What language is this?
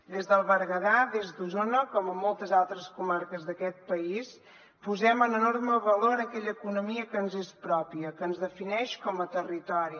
Catalan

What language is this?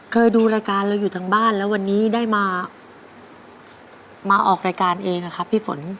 Thai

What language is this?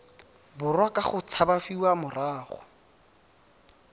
Tswana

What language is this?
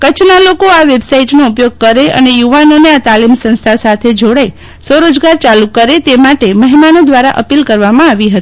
Gujarati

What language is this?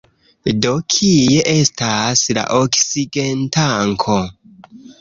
Esperanto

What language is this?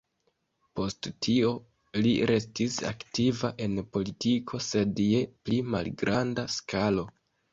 Esperanto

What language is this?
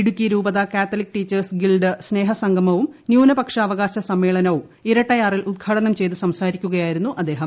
Malayalam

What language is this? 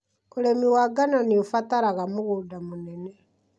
Kikuyu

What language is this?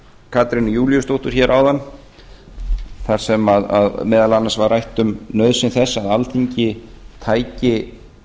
Icelandic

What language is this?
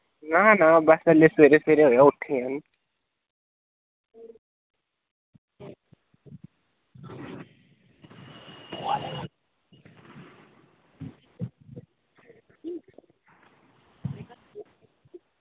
Dogri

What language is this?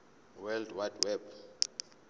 Zulu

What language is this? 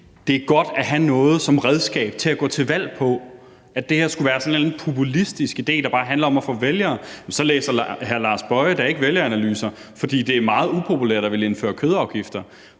Danish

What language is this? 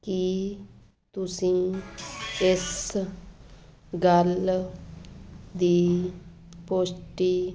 Punjabi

